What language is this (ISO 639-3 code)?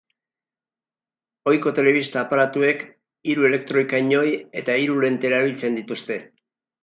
eus